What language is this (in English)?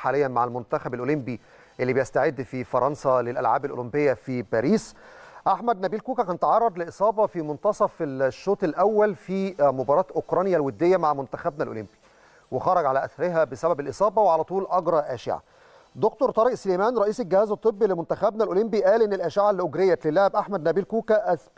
Arabic